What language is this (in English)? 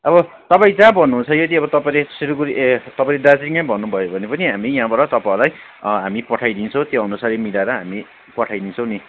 Nepali